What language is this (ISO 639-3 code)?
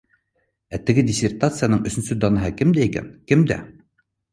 bak